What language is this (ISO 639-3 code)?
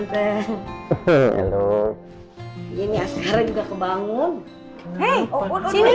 ind